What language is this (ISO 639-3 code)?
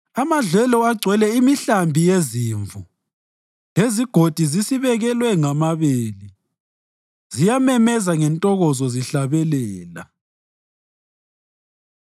nde